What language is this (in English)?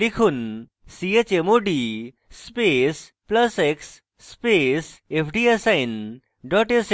Bangla